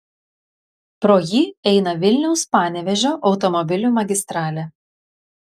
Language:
Lithuanian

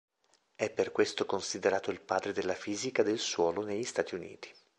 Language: Italian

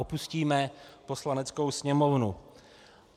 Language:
Czech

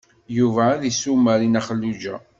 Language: Kabyle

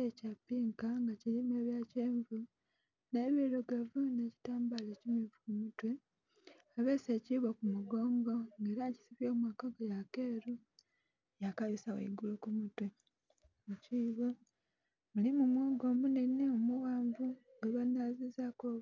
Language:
Soga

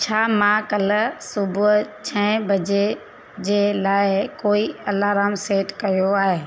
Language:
Sindhi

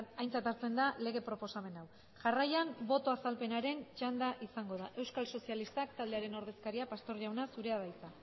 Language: Basque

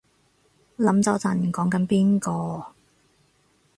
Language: Cantonese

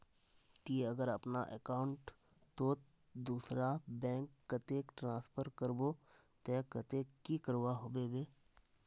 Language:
Magahi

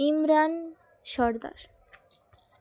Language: Bangla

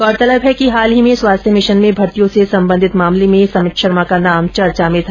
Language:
Hindi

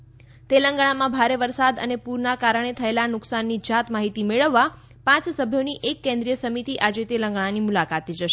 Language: Gujarati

